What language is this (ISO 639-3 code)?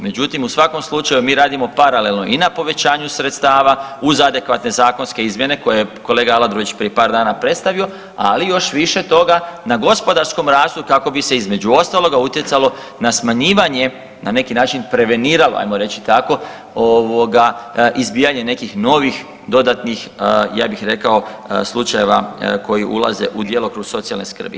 hrv